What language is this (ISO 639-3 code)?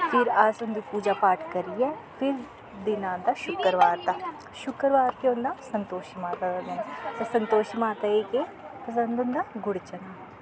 doi